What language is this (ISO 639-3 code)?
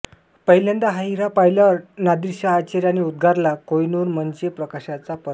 mar